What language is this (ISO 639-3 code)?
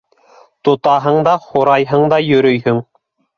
bak